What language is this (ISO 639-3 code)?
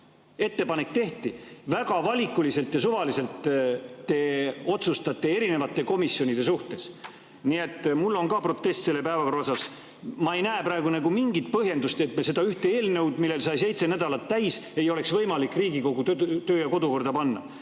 est